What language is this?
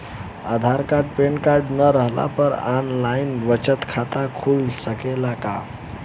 Bhojpuri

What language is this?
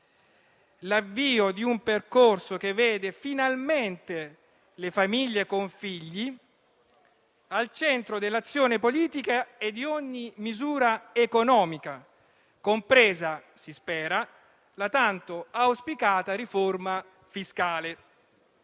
Italian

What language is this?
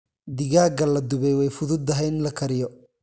Somali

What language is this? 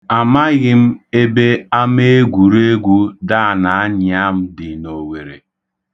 Igbo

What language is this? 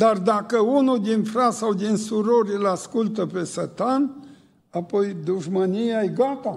Romanian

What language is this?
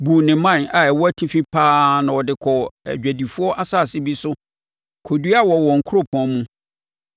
Akan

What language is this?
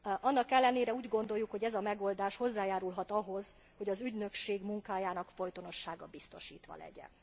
Hungarian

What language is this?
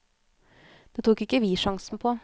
Norwegian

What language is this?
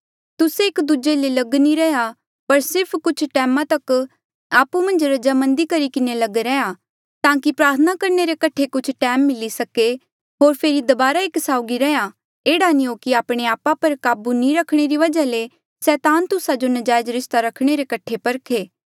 Mandeali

